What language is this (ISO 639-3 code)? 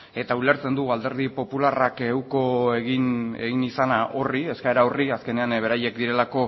eus